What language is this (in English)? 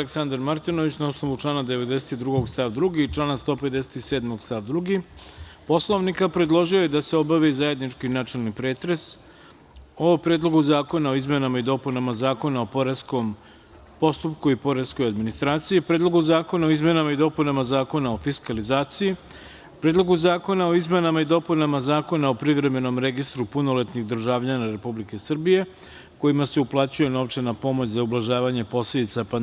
Serbian